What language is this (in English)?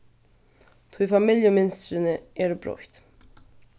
Faroese